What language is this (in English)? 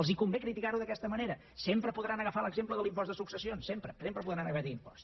Catalan